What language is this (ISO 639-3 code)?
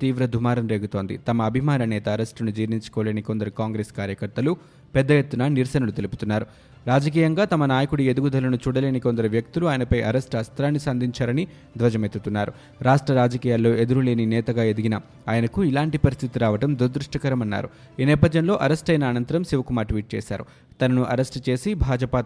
tel